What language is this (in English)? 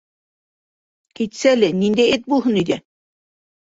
Bashkir